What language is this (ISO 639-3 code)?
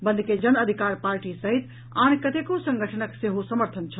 mai